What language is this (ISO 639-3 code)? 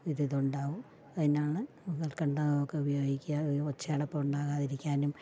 mal